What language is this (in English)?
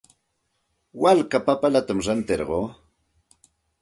Santa Ana de Tusi Pasco Quechua